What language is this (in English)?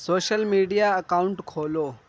Urdu